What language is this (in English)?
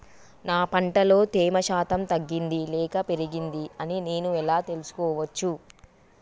Telugu